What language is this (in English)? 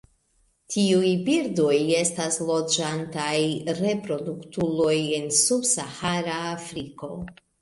Esperanto